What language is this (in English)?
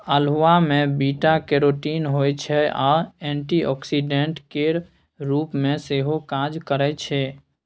Maithili